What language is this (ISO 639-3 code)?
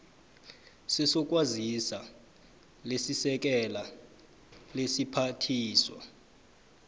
nbl